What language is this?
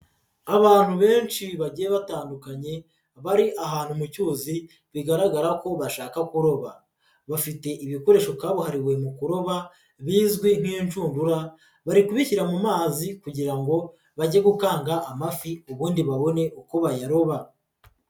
Kinyarwanda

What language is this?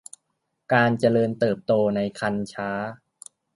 Thai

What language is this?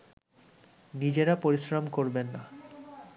Bangla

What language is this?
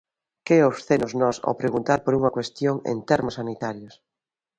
Galician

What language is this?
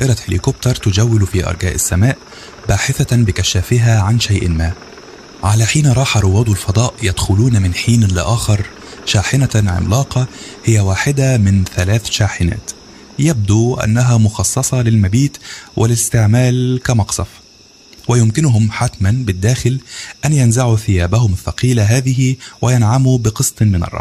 Arabic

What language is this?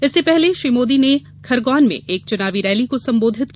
Hindi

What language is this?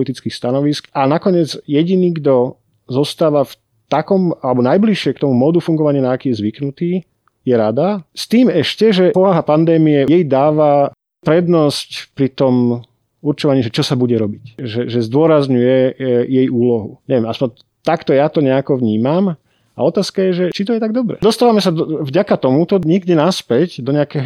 Slovak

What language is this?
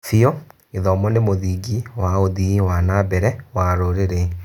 Kikuyu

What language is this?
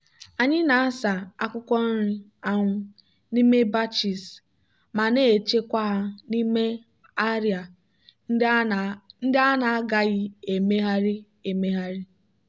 Igbo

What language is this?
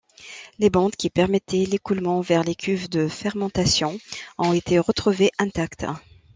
French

